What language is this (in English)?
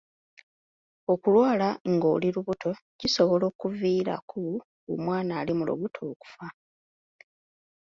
Ganda